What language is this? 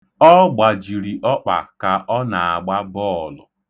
Igbo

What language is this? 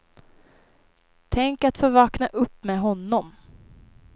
Swedish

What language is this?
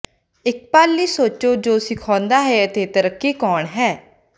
Punjabi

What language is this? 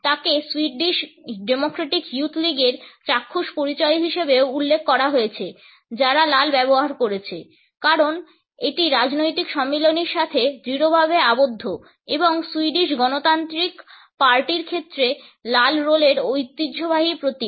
Bangla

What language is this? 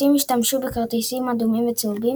Hebrew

